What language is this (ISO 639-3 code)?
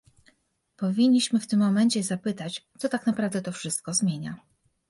pol